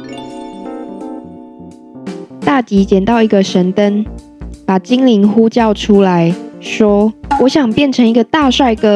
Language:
Chinese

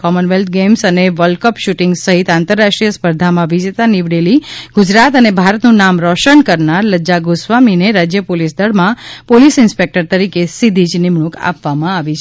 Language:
Gujarati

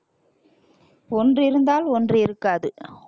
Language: Tamil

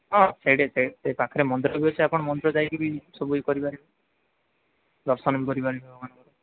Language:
Odia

